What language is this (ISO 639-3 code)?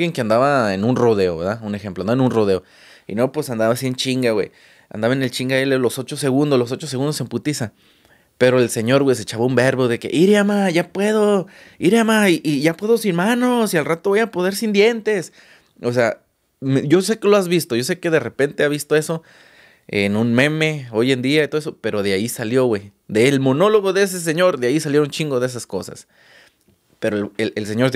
spa